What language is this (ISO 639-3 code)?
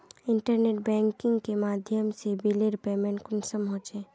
mag